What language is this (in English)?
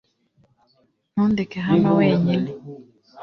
Kinyarwanda